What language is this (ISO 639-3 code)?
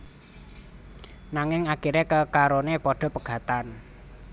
jav